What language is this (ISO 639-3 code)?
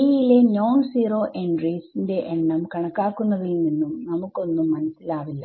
mal